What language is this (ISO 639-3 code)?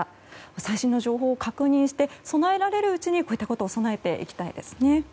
jpn